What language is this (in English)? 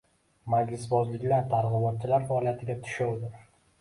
Uzbek